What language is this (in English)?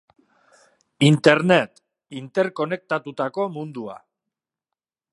Basque